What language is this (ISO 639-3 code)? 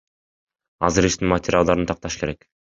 kir